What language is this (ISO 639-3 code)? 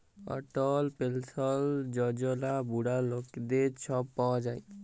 ben